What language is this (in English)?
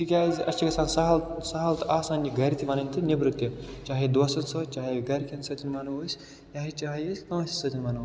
Kashmiri